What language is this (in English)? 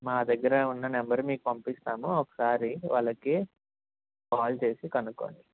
Telugu